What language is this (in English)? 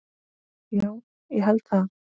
Icelandic